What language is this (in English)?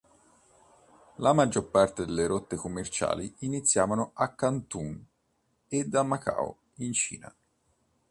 Italian